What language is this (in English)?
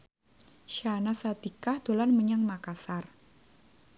Javanese